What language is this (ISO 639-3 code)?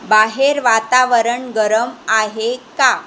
mar